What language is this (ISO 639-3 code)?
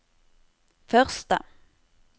nor